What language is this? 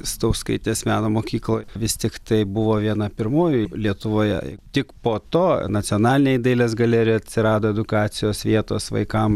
Lithuanian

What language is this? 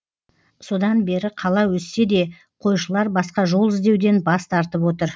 Kazakh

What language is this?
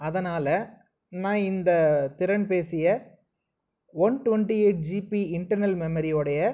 Tamil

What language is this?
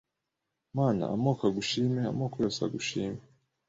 Kinyarwanda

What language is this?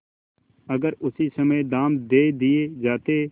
Hindi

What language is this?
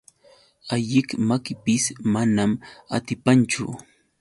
Yauyos Quechua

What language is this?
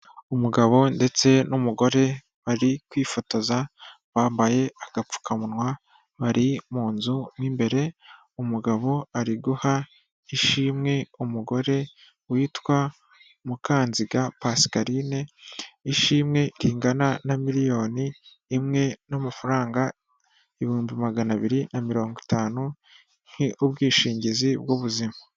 Kinyarwanda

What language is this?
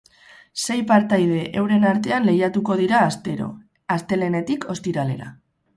Basque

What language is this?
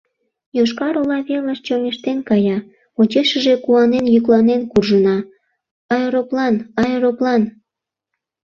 Mari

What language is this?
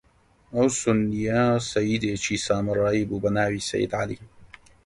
Central Kurdish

